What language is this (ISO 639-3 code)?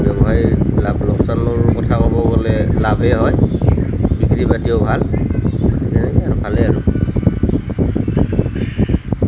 asm